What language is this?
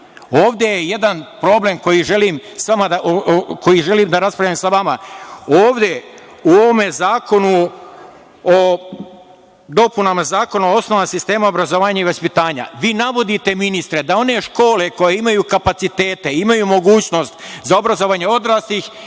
Serbian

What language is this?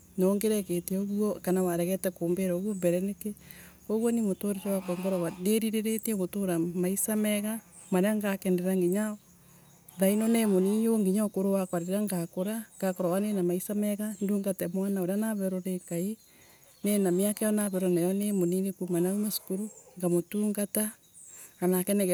Embu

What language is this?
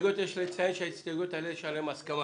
Hebrew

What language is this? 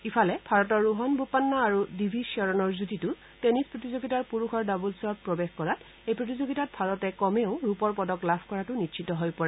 Assamese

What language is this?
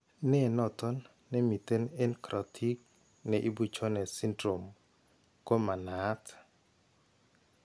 Kalenjin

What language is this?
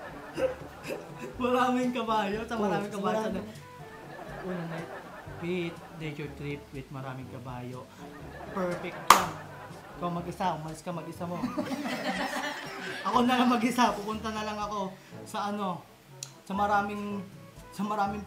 Filipino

